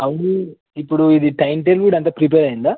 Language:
Telugu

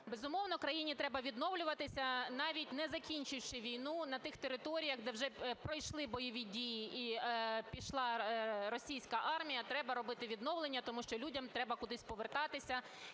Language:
Ukrainian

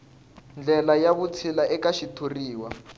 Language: Tsonga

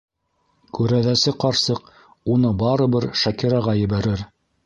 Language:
Bashkir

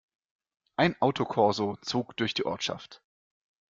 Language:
German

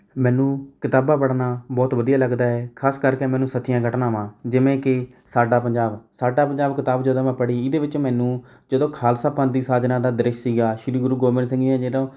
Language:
Punjabi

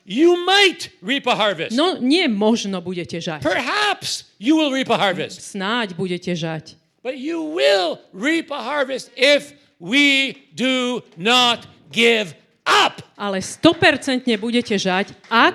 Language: Slovak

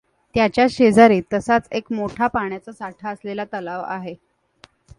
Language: Marathi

